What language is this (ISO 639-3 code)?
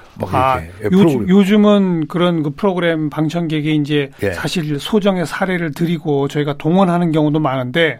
kor